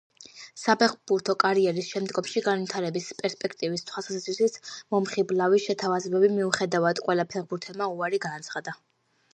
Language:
Georgian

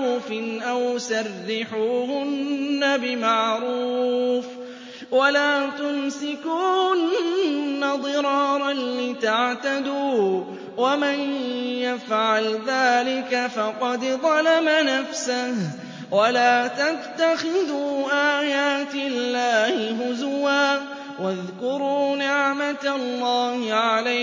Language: Arabic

